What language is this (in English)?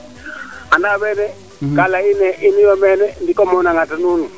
Serer